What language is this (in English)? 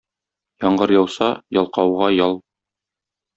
Tatar